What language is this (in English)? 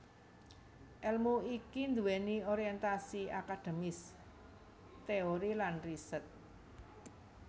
Javanese